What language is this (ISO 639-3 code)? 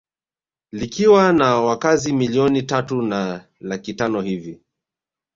swa